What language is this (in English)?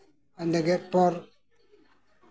Santali